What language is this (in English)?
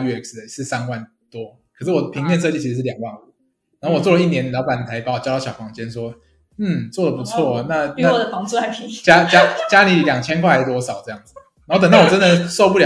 Chinese